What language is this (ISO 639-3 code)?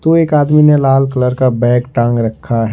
hin